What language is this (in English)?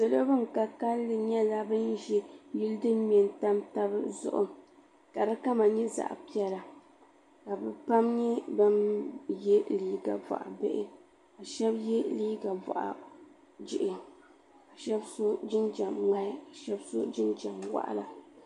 Dagbani